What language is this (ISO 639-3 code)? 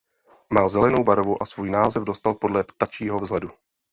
ces